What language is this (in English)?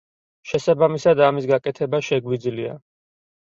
Georgian